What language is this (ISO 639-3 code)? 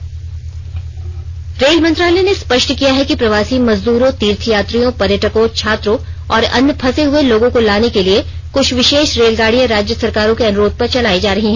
hin